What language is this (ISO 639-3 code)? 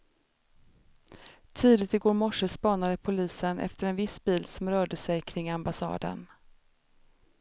swe